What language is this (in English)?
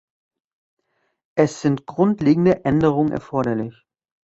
German